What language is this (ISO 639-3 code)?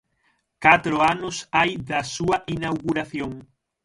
glg